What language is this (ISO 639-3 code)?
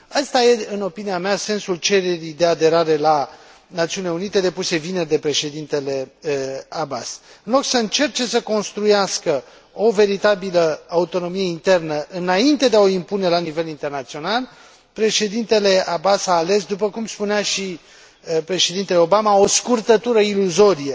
ron